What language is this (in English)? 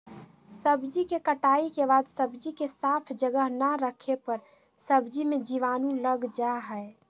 Magahi